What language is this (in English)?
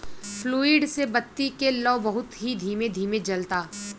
Bhojpuri